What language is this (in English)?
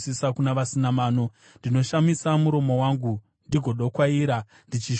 Shona